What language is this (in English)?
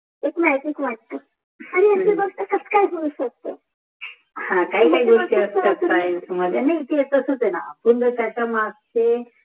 Marathi